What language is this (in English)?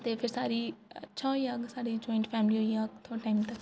Dogri